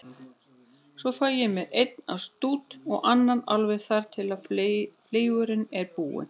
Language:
Icelandic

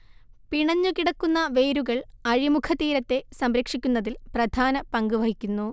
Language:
Malayalam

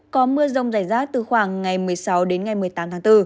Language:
Vietnamese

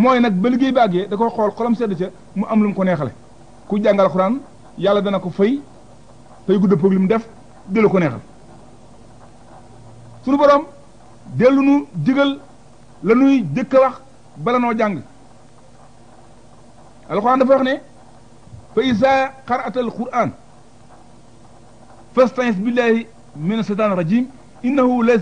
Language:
Arabic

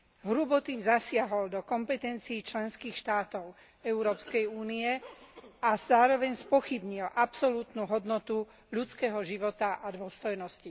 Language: Slovak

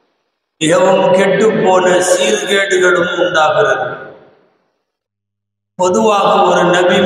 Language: Arabic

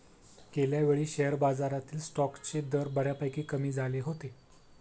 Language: Marathi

